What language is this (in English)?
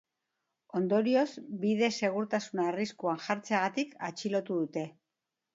Basque